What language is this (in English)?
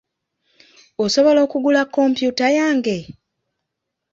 Ganda